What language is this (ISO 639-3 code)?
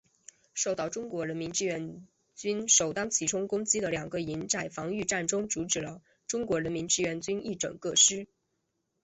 zho